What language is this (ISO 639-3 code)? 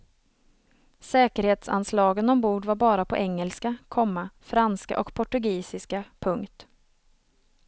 swe